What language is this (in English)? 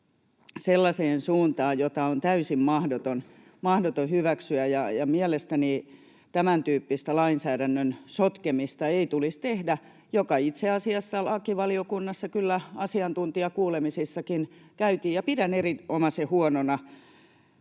Finnish